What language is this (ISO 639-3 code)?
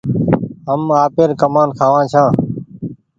gig